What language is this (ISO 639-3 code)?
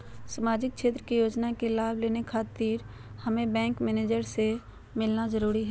mag